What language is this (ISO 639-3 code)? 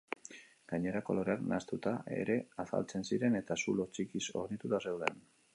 eus